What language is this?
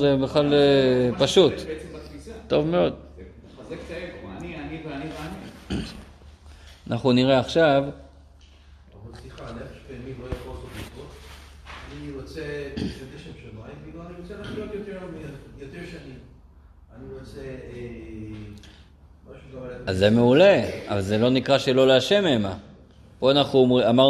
Hebrew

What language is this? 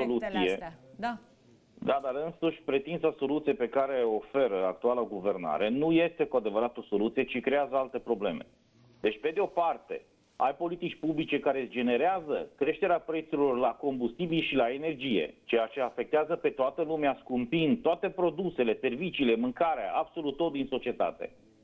Romanian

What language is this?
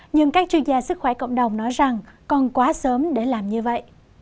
Vietnamese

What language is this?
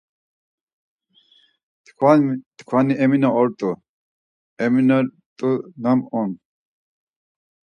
Laz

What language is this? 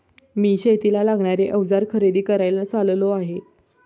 Marathi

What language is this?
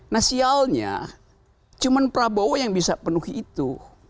Indonesian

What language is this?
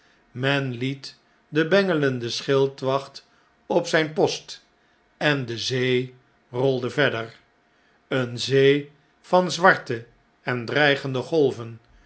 Dutch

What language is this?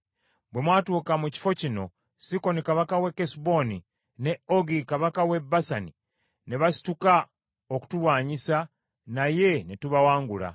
Ganda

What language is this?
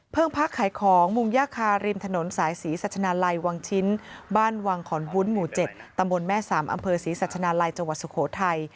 Thai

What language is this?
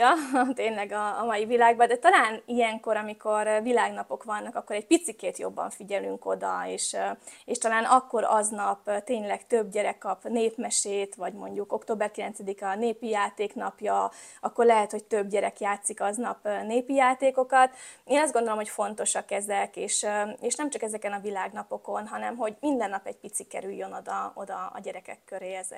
Hungarian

